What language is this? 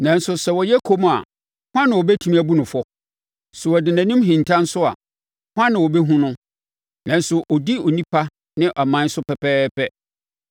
Akan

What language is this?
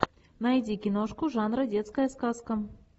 Russian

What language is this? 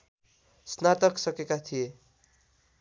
Nepali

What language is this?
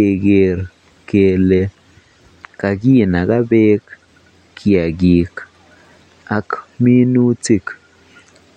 Kalenjin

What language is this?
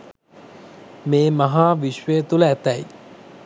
Sinhala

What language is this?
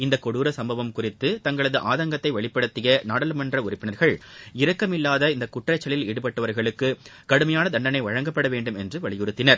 Tamil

